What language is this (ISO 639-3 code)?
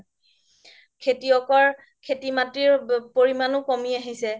asm